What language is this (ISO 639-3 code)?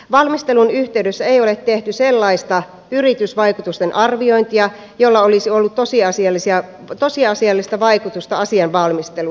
fin